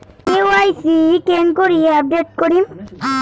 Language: Bangla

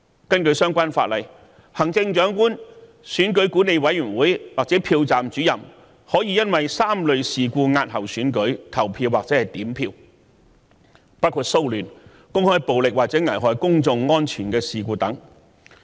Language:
Cantonese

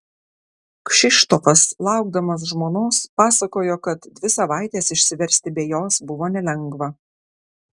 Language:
Lithuanian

